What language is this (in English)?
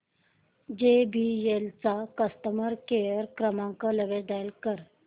Marathi